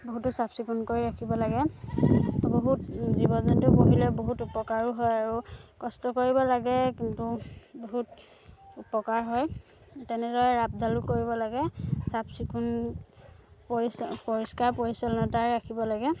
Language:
Assamese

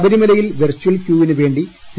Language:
Malayalam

